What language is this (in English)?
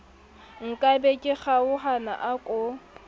Southern Sotho